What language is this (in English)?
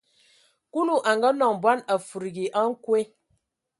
Ewondo